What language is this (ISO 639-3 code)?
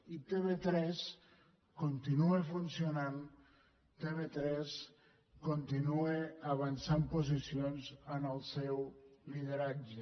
cat